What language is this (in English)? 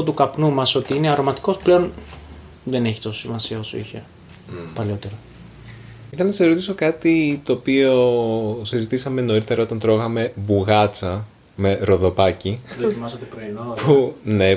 Greek